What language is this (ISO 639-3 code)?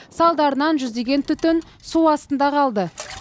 kaz